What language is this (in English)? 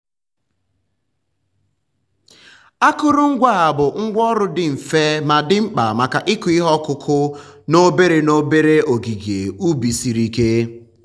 Igbo